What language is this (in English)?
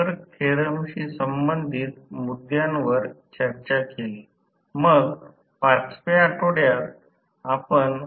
Marathi